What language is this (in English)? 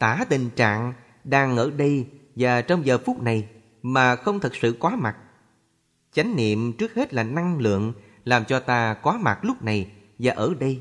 Vietnamese